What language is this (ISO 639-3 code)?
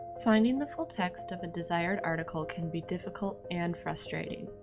eng